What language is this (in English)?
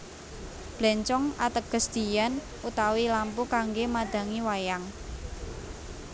Javanese